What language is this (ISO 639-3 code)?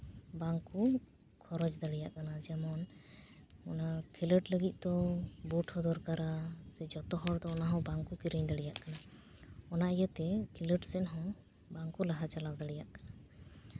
sat